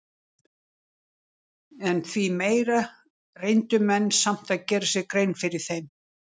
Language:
Icelandic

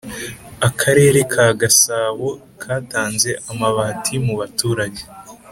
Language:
Kinyarwanda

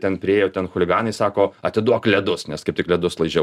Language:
Lithuanian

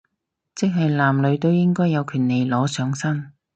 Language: Cantonese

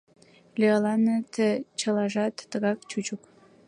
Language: Mari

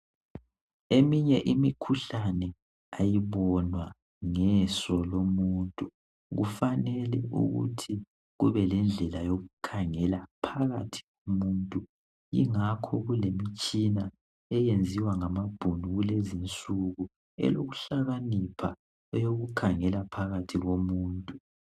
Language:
North Ndebele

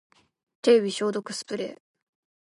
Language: Japanese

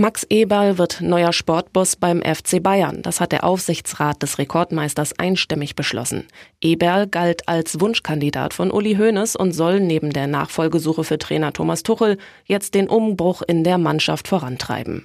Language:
German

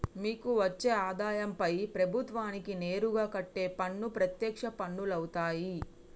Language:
Telugu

